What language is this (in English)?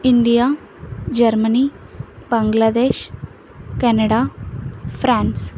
Telugu